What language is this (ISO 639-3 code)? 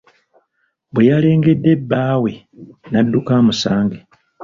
lug